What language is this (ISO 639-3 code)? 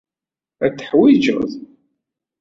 kab